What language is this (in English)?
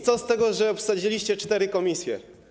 Polish